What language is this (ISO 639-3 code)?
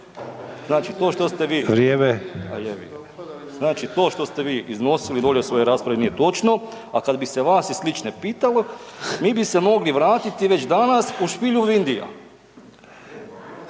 hrv